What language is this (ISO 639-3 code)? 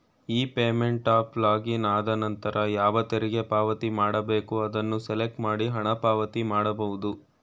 kan